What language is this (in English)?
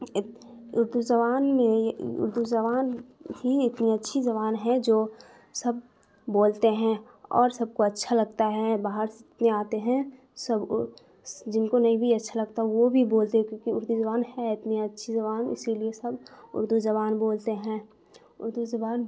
Urdu